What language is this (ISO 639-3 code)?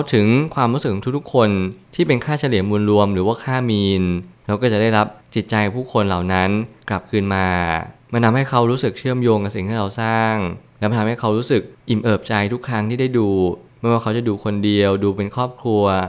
tha